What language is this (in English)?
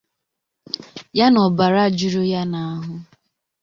Igbo